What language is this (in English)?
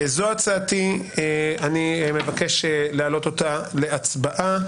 Hebrew